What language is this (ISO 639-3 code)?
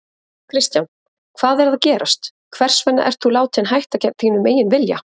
isl